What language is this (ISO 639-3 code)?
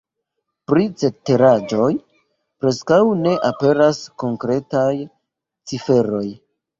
epo